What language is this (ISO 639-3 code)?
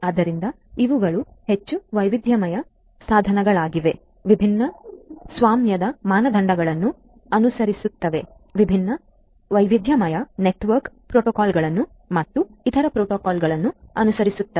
kan